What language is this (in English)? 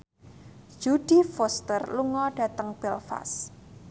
Javanese